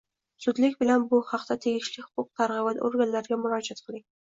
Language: Uzbek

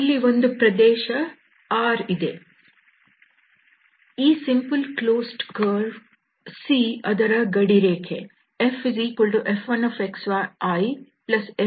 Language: Kannada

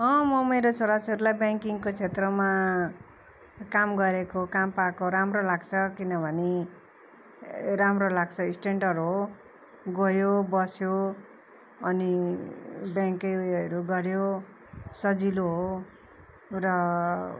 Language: Nepali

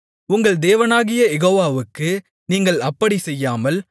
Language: Tamil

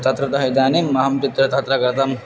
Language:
Sanskrit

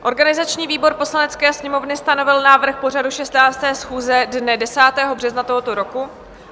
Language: Czech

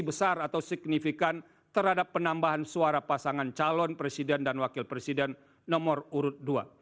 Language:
Indonesian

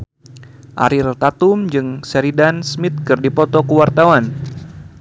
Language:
Sundanese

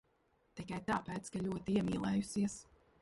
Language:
Latvian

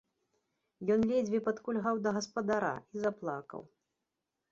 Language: Belarusian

